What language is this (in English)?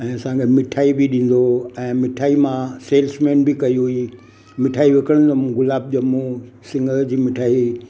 Sindhi